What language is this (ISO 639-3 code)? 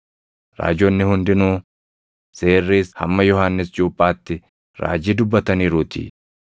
orm